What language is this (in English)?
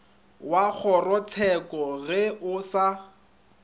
Northern Sotho